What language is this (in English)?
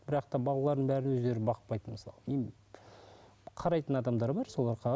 Kazakh